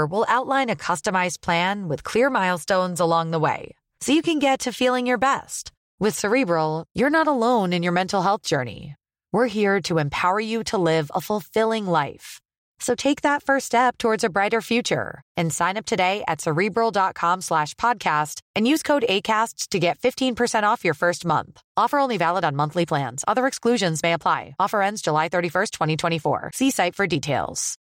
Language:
Filipino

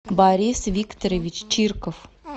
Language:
Russian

